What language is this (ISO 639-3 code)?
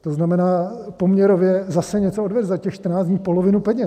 ces